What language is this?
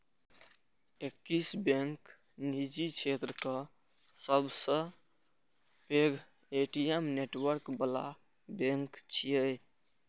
Maithili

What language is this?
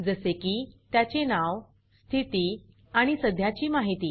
Marathi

